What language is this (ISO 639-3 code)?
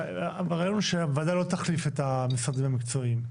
heb